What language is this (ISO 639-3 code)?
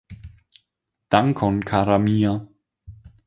epo